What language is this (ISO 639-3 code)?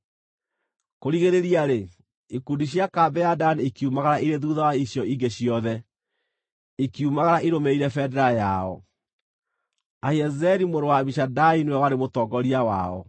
kik